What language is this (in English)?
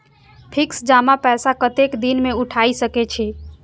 Maithili